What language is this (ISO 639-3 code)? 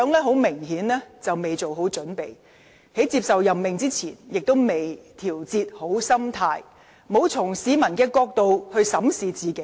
yue